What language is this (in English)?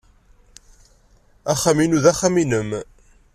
Kabyle